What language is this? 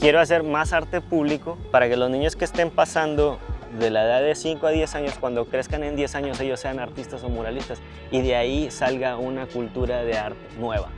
Spanish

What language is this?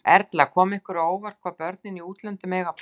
Icelandic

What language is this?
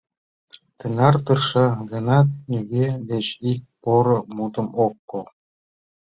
Mari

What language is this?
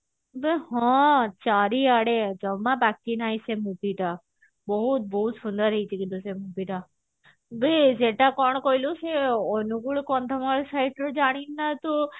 Odia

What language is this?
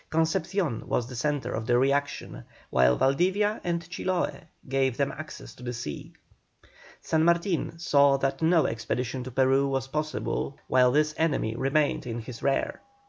English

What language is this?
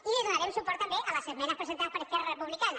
Catalan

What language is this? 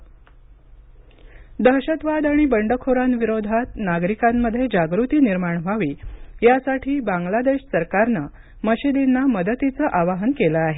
Marathi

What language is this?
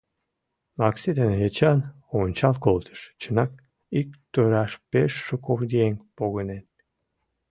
Mari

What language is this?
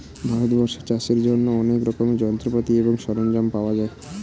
Bangla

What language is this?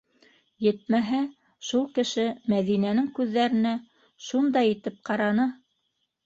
Bashkir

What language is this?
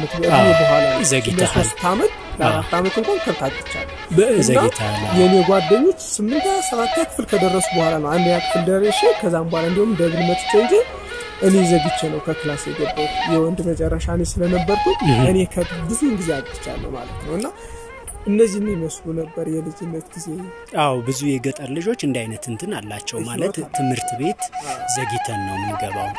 Arabic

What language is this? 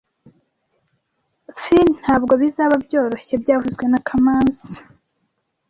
Kinyarwanda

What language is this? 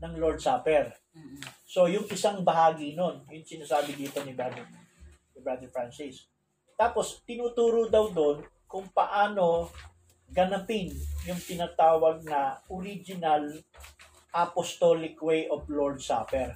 Filipino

